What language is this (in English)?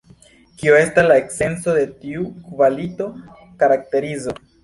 Esperanto